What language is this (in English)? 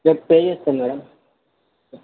Telugu